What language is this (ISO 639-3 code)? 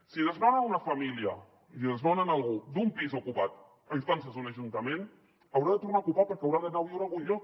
cat